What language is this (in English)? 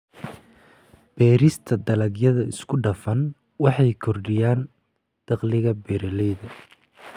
Somali